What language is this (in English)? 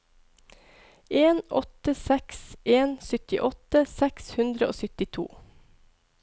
Norwegian